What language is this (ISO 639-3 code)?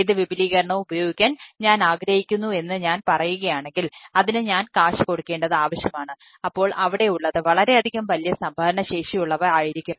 mal